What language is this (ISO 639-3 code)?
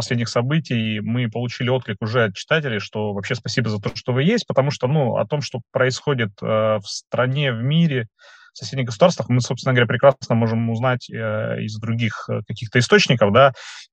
rus